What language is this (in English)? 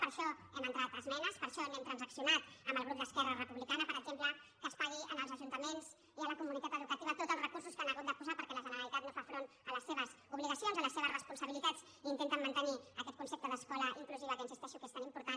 Catalan